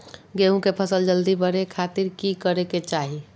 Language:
Magahi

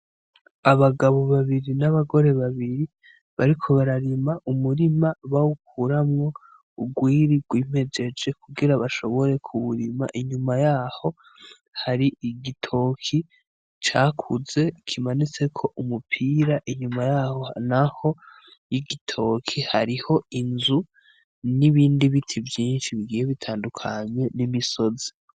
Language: Rundi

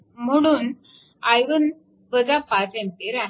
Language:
Marathi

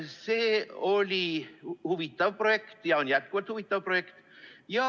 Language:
Estonian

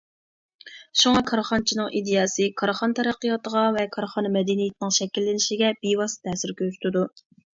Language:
Uyghur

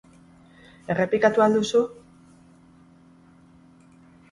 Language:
Basque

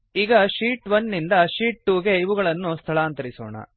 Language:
Kannada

